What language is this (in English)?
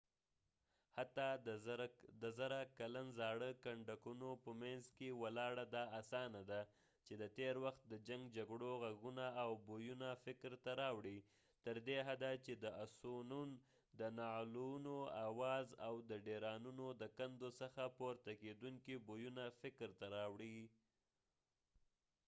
Pashto